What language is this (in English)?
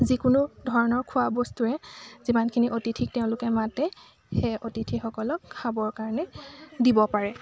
Assamese